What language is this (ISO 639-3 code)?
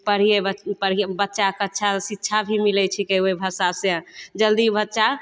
mai